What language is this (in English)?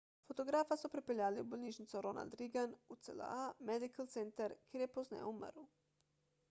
Slovenian